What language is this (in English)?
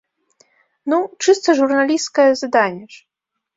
Belarusian